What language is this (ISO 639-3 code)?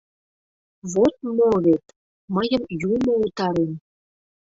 chm